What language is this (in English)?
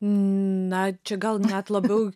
Lithuanian